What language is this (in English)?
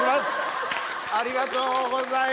Japanese